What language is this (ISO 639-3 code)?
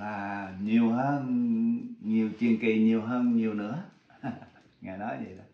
vie